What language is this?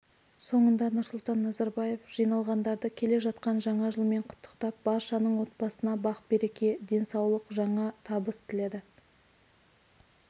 Kazakh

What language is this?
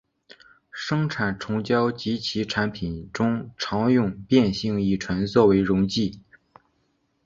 Chinese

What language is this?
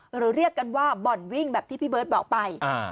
Thai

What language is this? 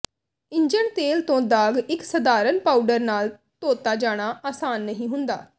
Punjabi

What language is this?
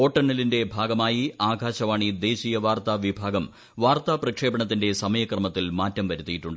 Malayalam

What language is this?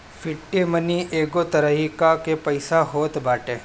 Bhojpuri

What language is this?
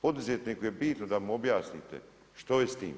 Croatian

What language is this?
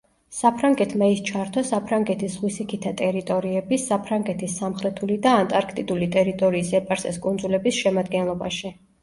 Georgian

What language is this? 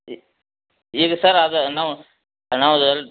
Kannada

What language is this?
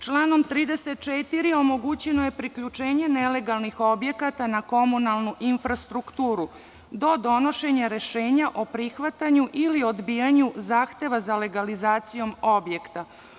Serbian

